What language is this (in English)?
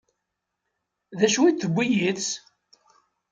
Kabyle